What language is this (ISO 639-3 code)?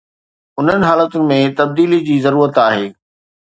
snd